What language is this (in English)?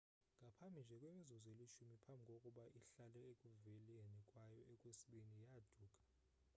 Xhosa